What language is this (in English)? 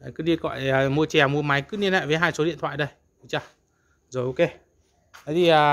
Vietnamese